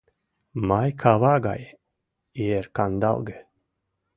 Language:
Mari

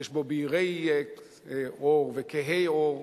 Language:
Hebrew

